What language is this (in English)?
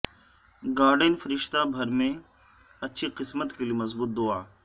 Urdu